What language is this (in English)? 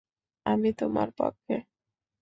Bangla